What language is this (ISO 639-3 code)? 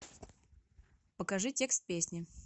rus